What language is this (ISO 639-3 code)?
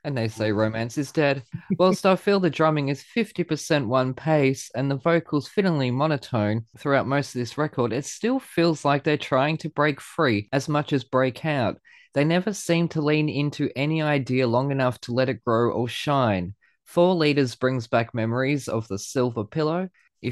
eng